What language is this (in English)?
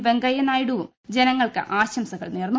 Malayalam